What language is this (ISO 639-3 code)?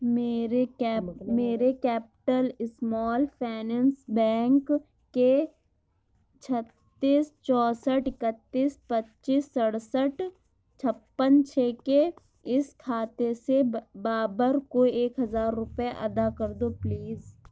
urd